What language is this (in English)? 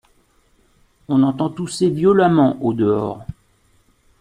French